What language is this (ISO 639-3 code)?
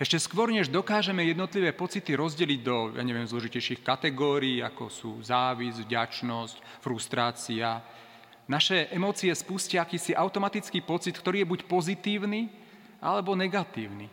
slk